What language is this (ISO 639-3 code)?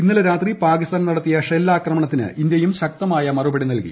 mal